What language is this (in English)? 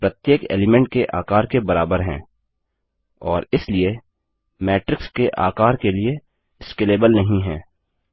Hindi